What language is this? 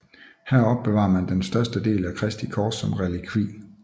Danish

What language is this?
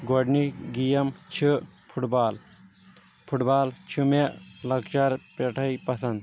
Kashmiri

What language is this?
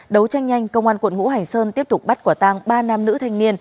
Vietnamese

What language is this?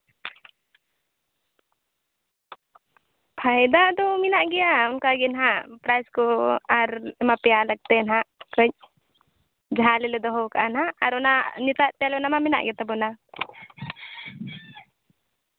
Santali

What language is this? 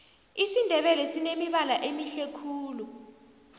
South Ndebele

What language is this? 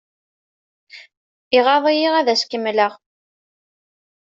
Kabyle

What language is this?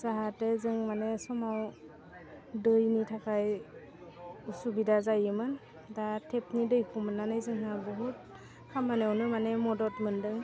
Bodo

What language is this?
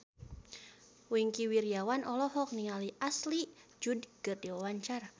Sundanese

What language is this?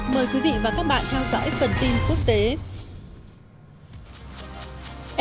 Vietnamese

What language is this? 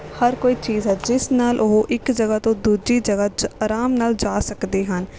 Punjabi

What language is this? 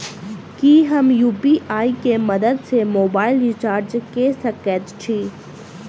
Maithili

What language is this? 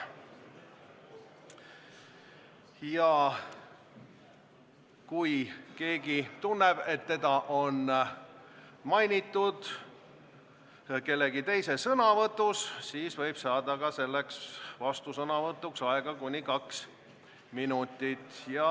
Estonian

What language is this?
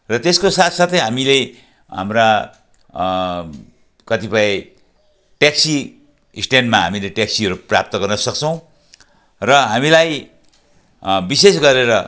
Nepali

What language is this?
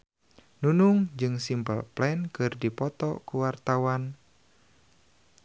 Sundanese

